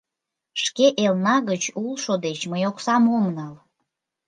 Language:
Mari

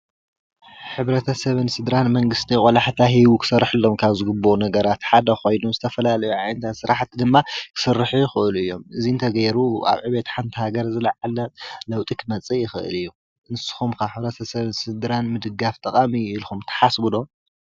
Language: Tigrinya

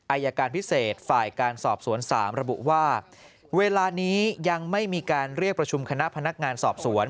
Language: Thai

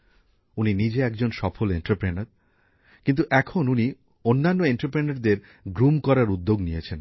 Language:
Bangla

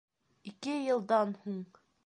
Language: Bashkir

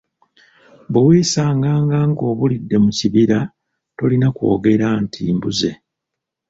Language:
Ganda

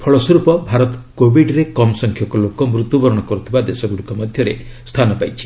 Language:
Odia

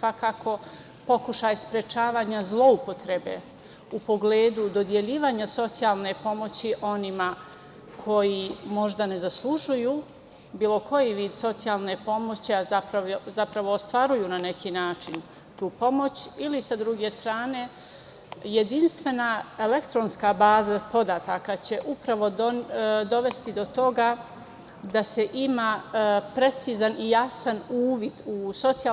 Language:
Serbian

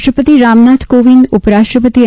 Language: Gujarati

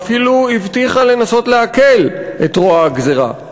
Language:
Hebrew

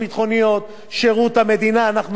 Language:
Hebrew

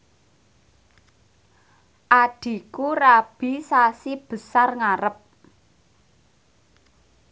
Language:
Javanese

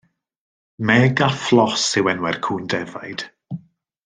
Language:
Welsh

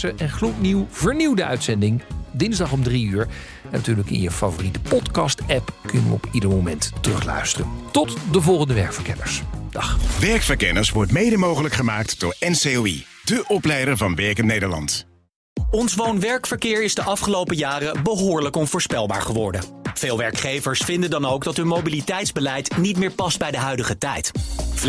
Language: Dutch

